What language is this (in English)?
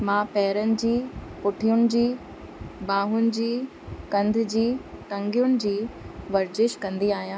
Sindhi